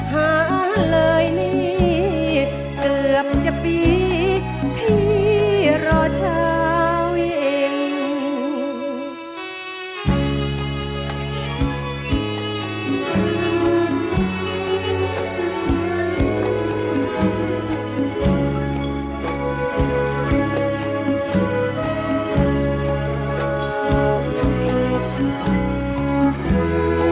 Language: Thai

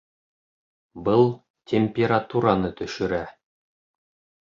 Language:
Bashkir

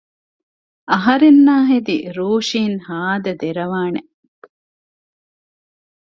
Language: Divehi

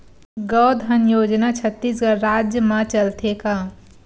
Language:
Chhattisgarhi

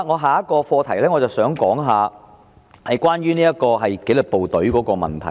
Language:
Cantonese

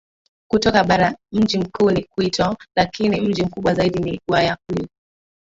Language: Swahili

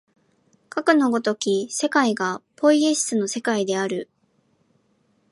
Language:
Japanese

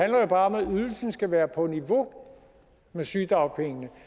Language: Danish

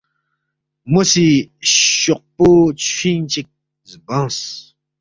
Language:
Balti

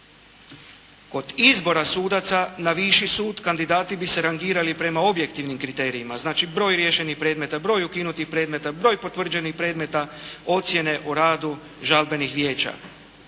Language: Croatian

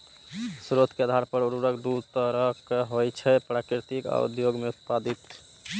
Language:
Maithili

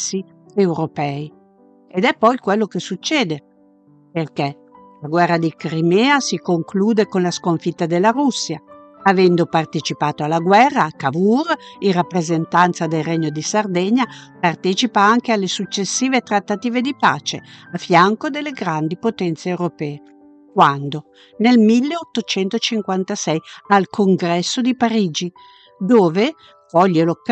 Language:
Italian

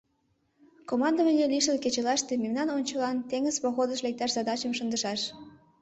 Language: Mari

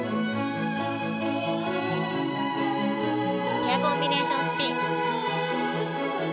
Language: Japanese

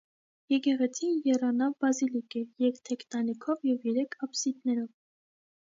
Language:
Armenian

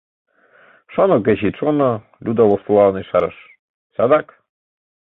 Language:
Mari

